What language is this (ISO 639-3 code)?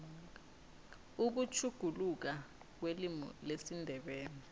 nbl